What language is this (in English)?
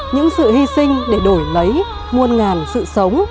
Vietnamese